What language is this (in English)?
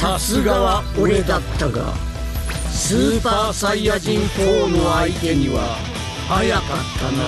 Japanese